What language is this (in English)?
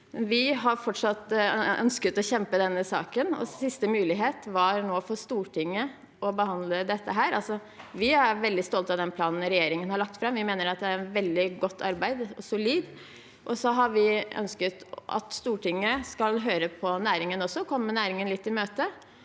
Norwegian